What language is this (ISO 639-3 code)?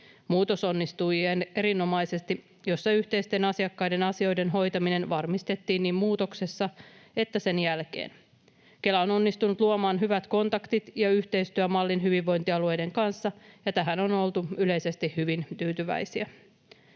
fin